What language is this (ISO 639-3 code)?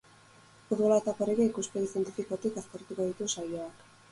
eus